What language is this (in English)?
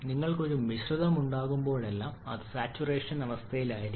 Malayalam